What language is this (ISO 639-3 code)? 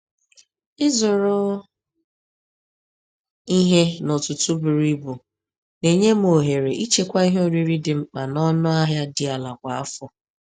ibo